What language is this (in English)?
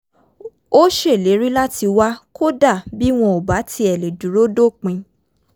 Yoruba